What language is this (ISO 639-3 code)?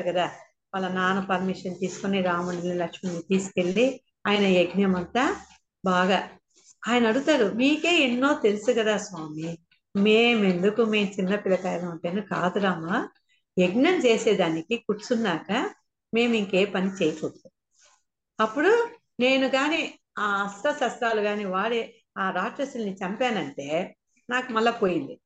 tel